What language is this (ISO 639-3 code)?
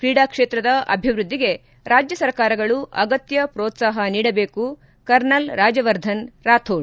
kan